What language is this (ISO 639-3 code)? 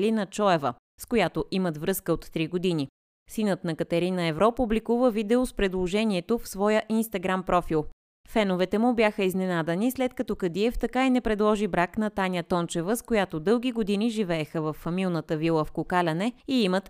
bul